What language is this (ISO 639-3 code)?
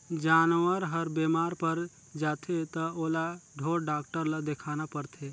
hne